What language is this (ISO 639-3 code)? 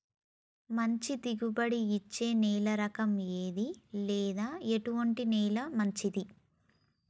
tel